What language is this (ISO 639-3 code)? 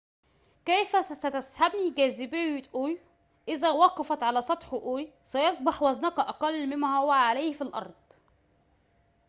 ara